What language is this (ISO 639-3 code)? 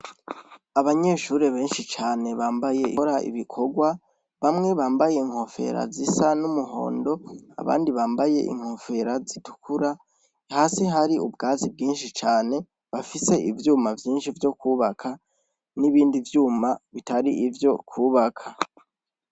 run